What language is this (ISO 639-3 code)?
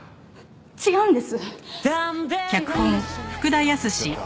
jpn